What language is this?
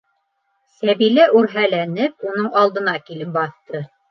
Bashkir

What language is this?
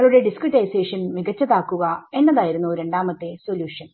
Malayalam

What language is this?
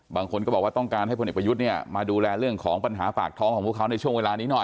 Thai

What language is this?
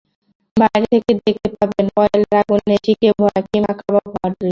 Bangla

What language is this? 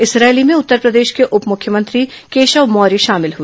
Hindi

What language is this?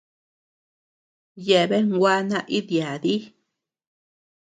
Tepeuxila Cuicatec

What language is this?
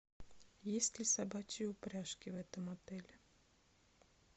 Russian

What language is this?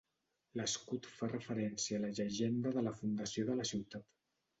Catalan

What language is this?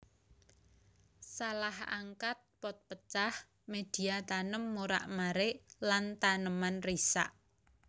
Javanese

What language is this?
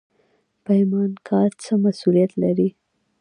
Pashto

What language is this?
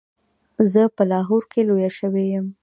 Pashto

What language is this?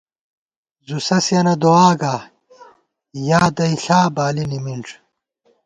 Gawar-Bati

